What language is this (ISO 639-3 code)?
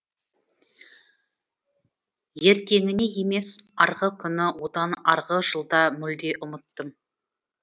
kaz